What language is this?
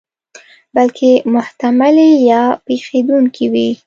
Pashto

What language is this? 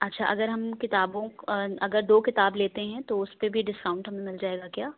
Urdu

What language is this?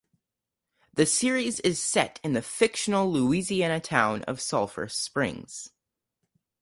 English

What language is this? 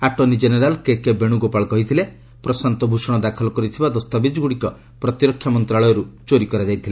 Odia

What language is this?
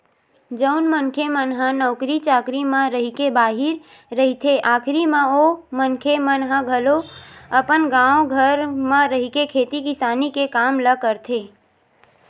Chhattisgarhi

